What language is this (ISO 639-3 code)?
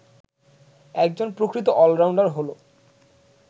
ben